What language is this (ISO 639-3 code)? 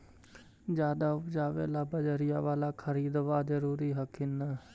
mag